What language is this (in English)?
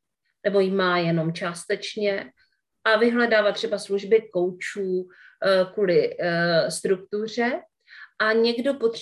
Czech